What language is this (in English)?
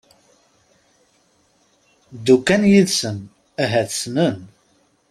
Kabyle